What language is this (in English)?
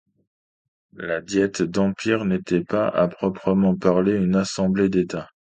French